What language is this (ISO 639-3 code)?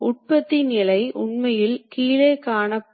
tam